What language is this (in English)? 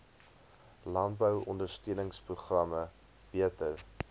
Afrikaans